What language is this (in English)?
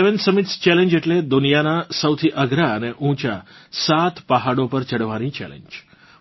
Gujarati